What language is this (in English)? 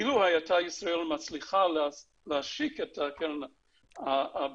Hebrew